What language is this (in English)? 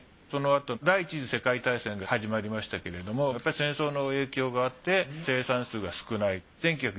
Japanese